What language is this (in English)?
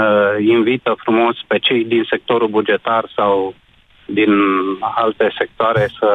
Romanian